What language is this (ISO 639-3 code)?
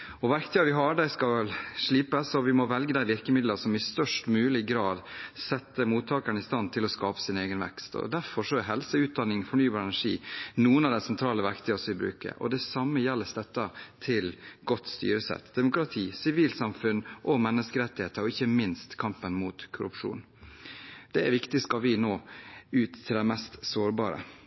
nob